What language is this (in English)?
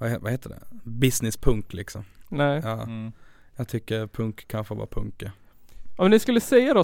Swedish